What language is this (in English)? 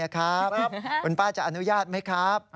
Thai